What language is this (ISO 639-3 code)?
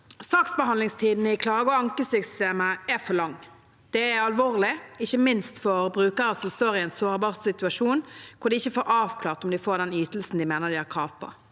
nor